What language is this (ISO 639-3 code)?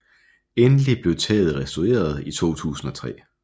dan